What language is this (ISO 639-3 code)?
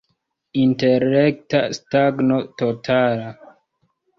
epo